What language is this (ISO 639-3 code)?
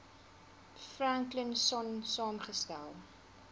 afr